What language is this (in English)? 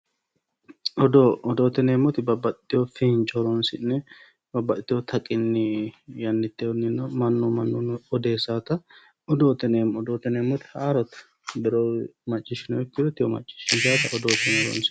Sidamo